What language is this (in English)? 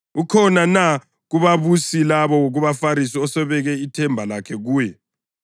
North Ndebele